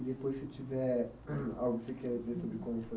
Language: Portuguese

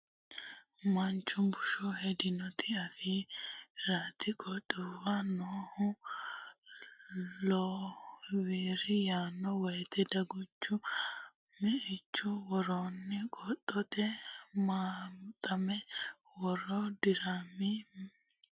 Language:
Sidamo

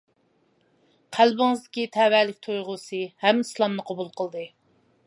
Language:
Uyghur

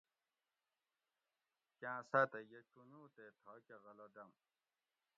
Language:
Gawri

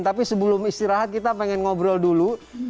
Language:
Indonesian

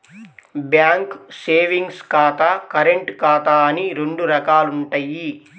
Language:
Telugu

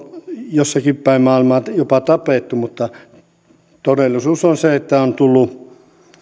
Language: Finnish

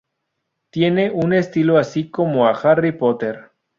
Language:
Spanish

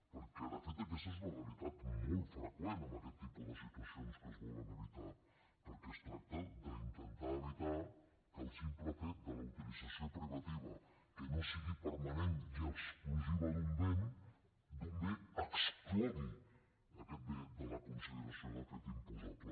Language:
Catalan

